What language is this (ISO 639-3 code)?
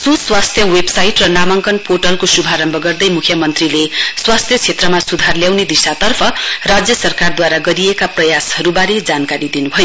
nep